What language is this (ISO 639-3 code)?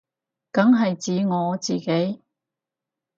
yue